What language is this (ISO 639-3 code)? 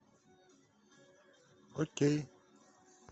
rus